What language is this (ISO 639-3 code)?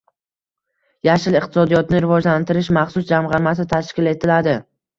uzb